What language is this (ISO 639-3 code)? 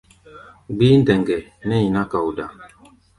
gba